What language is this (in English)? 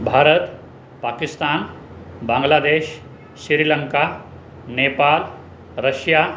Sindhi